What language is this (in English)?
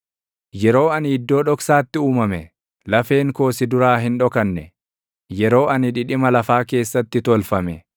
Oromo